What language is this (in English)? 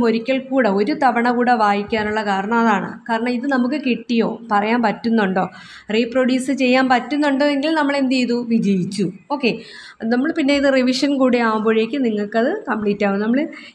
Malayalam